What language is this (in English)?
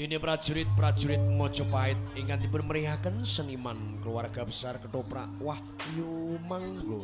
Indonesian